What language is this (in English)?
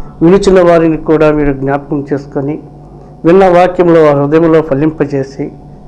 Telugu